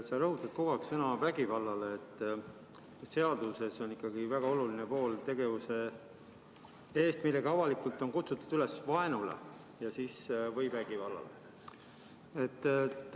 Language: Estonian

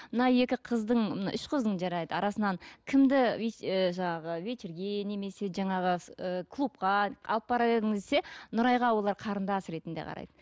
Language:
Kazakh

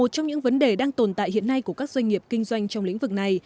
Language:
Vietnamese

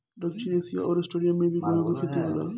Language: Bhojpuri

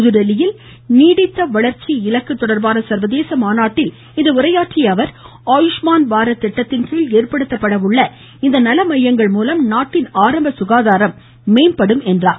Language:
Tamil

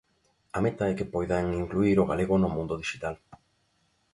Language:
Galician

